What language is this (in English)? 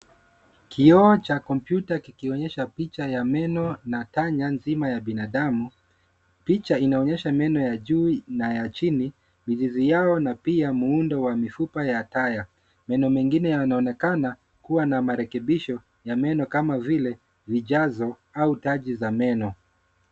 Swahili